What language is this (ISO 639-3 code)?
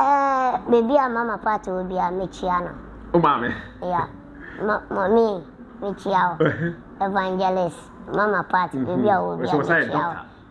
eng